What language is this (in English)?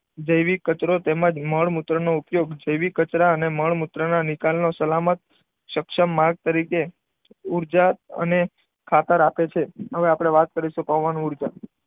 Gujarati